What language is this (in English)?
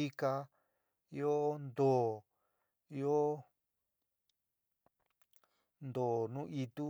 San Miguel El Grande Mixtec